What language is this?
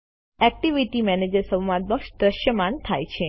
Gujarati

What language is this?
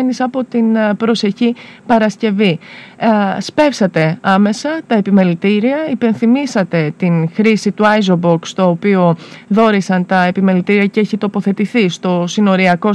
Greek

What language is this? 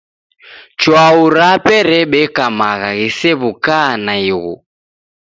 Taita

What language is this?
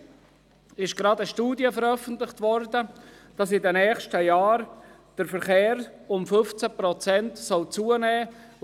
Swiss German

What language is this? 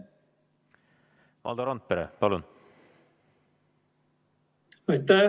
Estonian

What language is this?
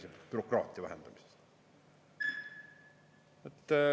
Estonian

